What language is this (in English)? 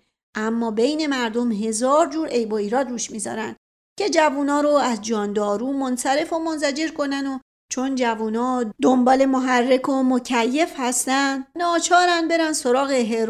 Persian